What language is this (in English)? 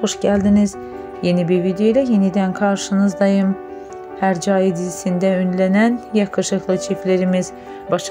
Turkish